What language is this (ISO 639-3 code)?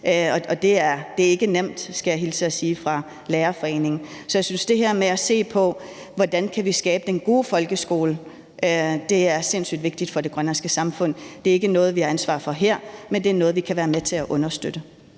dan